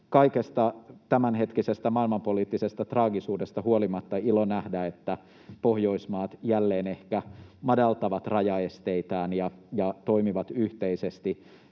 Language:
Finnish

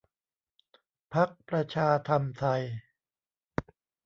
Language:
Thai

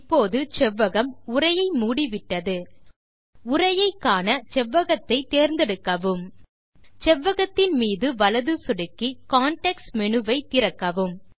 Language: Tamil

